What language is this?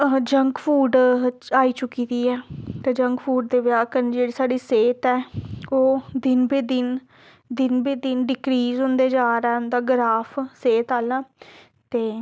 Dogri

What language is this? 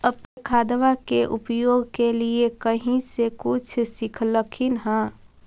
Magahi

